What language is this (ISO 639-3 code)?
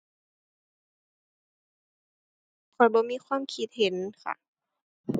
tha